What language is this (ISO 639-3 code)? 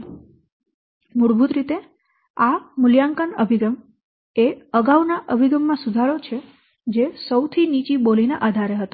guj